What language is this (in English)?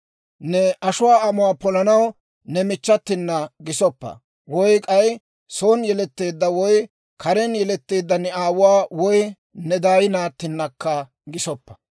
Dawro